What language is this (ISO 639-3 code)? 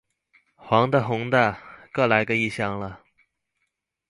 zho